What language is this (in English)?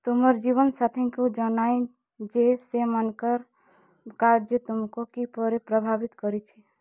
Odia